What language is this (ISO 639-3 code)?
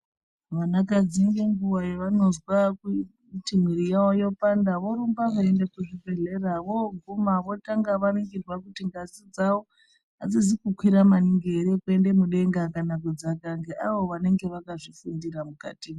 ndc